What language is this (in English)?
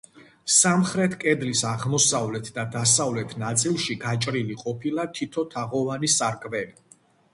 Georgian